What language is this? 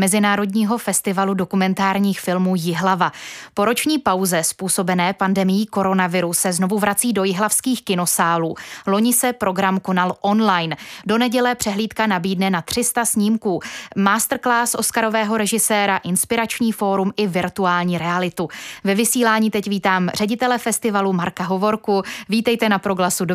Czech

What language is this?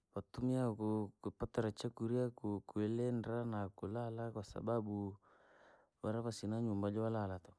Langi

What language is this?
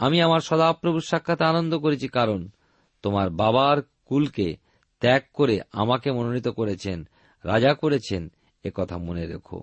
Bangla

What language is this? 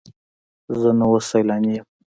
Pashto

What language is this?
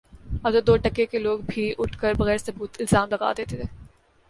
Urdu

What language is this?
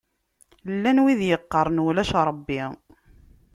Kabyle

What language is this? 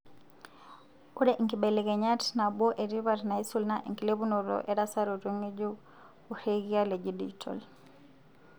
Masai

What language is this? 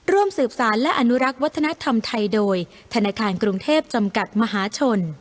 Thai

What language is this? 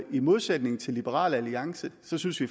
Danish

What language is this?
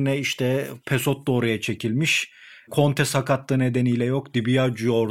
Turkish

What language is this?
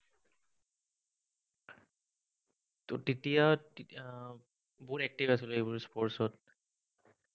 Assamese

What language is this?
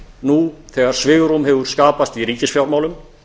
Icelandic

